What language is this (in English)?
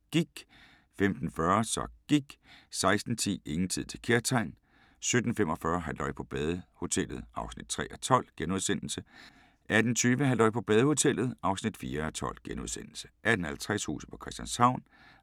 Danish